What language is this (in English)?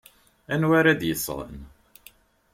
Kabyle